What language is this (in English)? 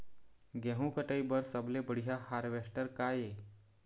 Chhattisgarhi